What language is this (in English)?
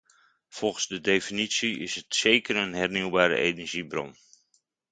Dutch